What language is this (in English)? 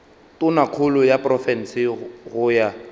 Northern Sotho